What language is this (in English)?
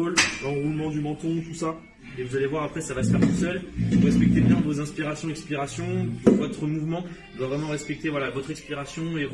French